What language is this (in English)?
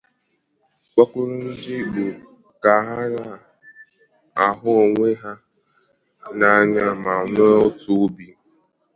Igbo